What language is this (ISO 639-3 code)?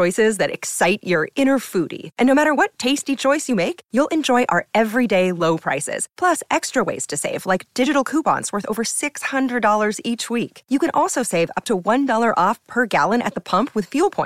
ita